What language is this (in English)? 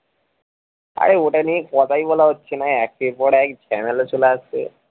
Bangla